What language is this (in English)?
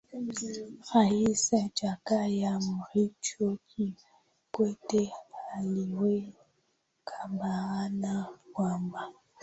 Swahili